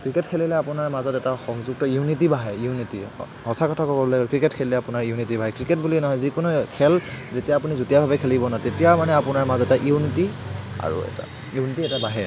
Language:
Assamese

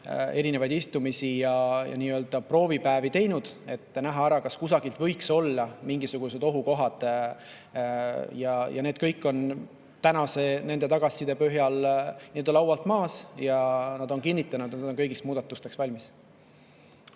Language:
Estonian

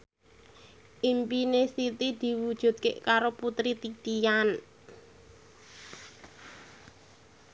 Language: Javanese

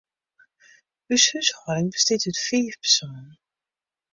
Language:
Western Frisian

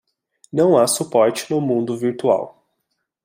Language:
Portuguese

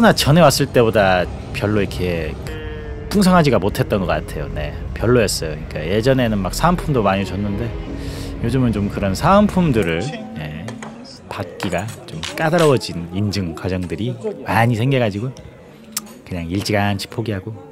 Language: Korean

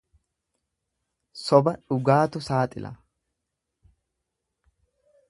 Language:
Oromo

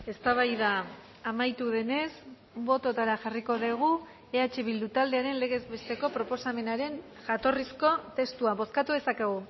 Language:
Basque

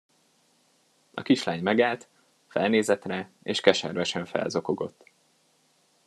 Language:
Hungarian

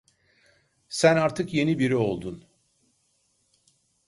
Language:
Turkish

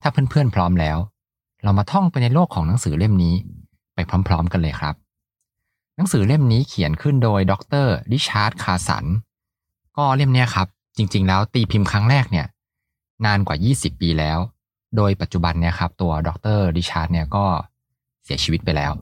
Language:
Thai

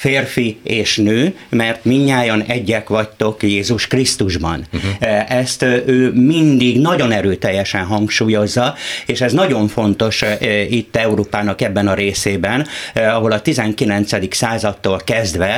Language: Hungarian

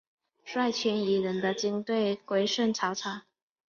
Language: Chinese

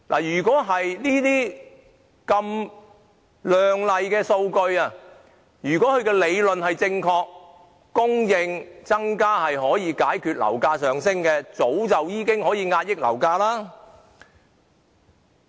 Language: Cantonese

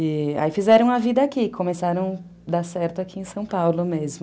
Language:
Portuguese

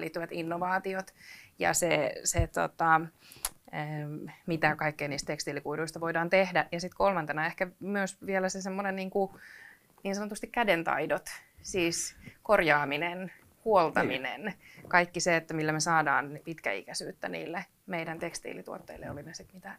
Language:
Finnish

